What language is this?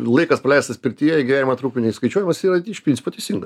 Lithuanian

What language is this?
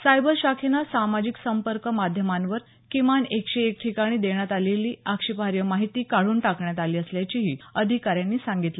Marathi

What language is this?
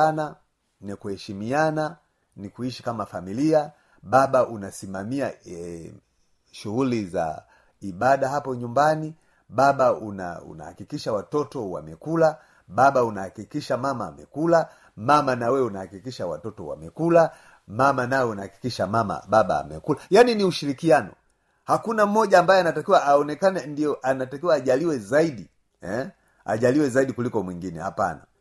Swahili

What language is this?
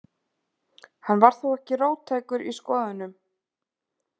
Icelandic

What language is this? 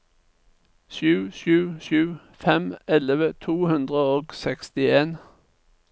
Norwegian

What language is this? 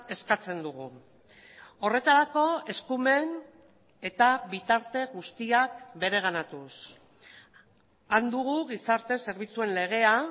Basque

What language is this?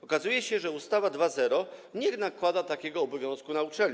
Polish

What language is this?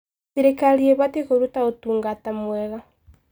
Kikuyu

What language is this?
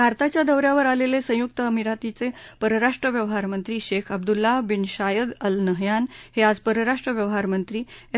Marathi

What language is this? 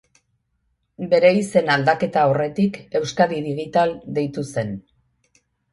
Basque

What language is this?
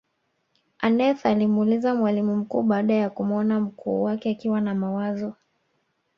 Swahili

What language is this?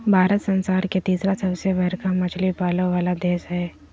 Magahi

